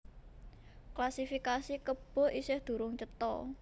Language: Javanese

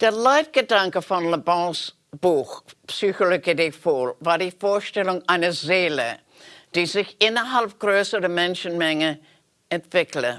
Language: German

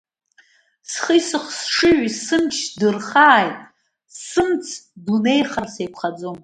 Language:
Abkhazian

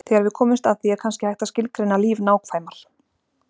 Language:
Icelandic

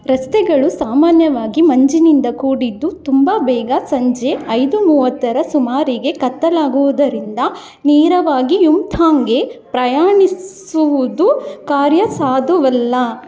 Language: Kannada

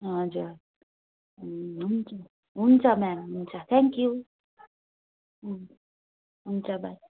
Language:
Nepali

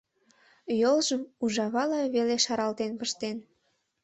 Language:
Mari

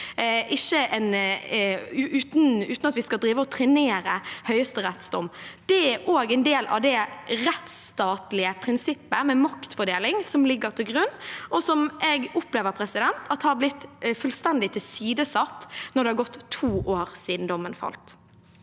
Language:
Norwegian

